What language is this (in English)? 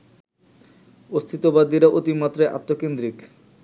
Bangla